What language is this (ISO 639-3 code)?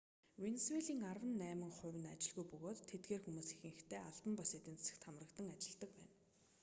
mon